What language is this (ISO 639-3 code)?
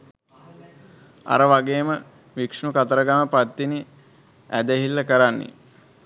sin